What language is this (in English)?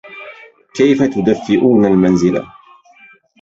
Arabic